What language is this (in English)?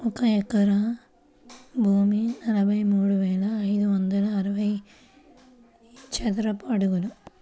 Telugu